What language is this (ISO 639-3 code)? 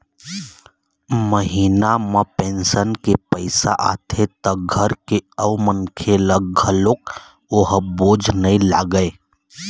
hne